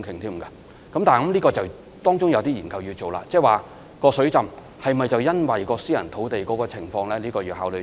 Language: Cantonese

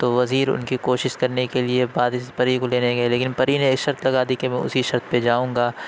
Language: Urdu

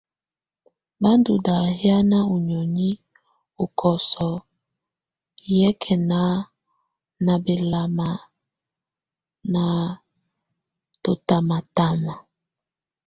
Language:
Tunen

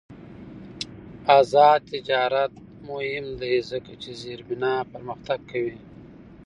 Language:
Pashto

